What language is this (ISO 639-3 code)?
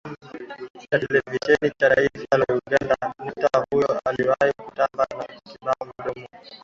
swa